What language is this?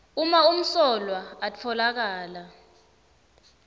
Swati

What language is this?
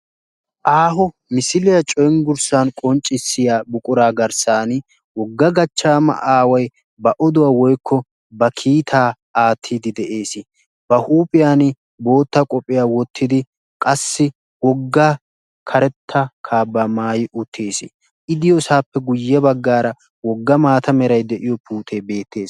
Wolaytta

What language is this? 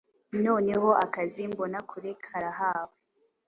Kinyarwanda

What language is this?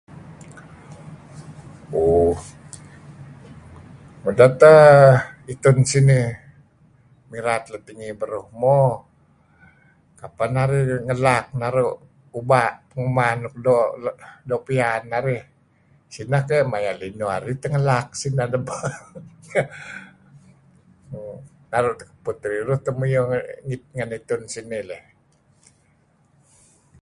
Kelabit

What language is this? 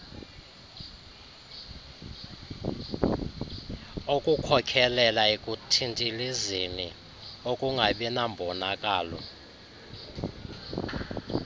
Xhosa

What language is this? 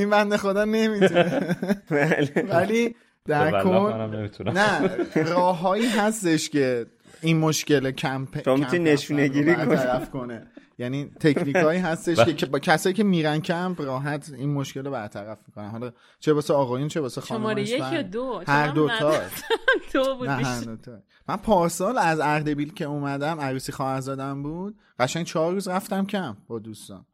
Persian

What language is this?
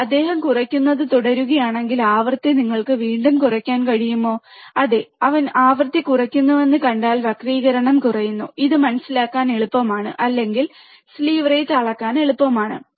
Malayalam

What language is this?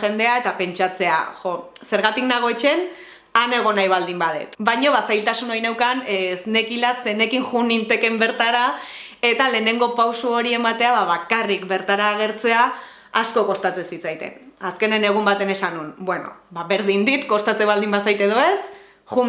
Basque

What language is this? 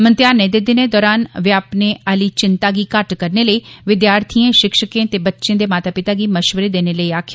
Dogri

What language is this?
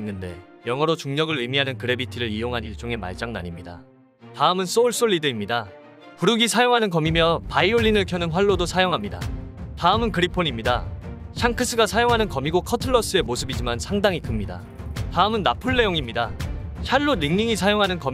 Korean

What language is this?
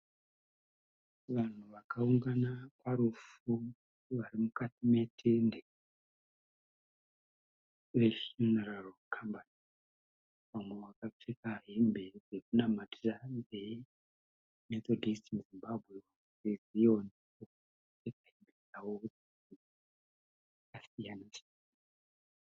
Shona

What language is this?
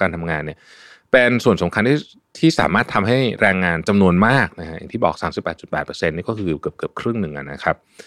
Thai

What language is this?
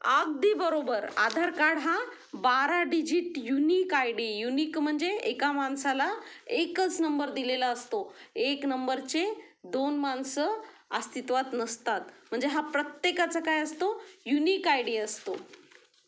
Marathi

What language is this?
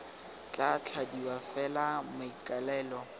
Tswana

